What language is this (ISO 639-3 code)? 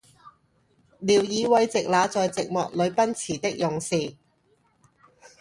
yue